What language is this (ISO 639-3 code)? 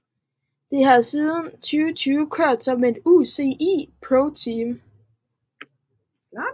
dan